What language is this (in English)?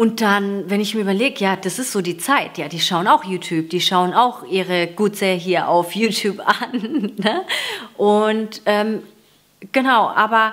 German